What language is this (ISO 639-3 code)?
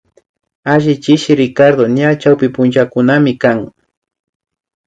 qvi